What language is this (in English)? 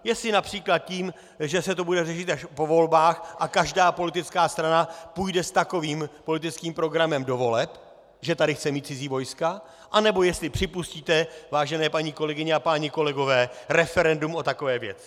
Czech